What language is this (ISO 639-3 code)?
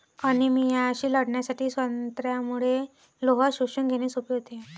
mar